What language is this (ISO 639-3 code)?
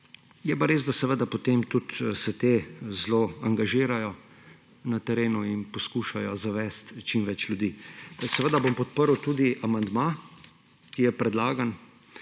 slv